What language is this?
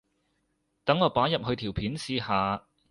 Cantonese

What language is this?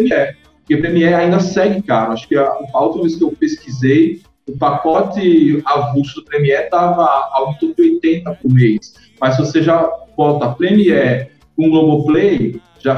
Portuguese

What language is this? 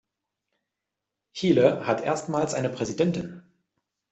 German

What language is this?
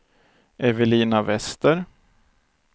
Swedish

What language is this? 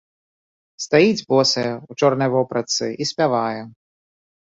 Belarusian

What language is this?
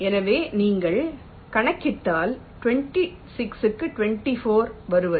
Tamil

